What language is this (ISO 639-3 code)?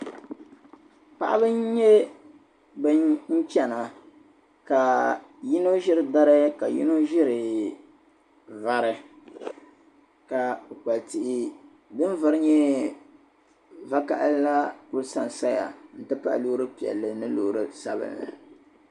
dag